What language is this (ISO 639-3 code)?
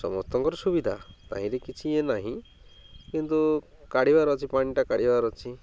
ori